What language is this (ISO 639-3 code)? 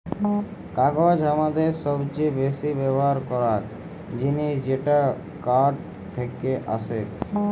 ben